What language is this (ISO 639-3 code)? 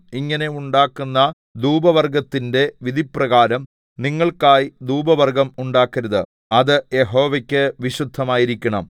mal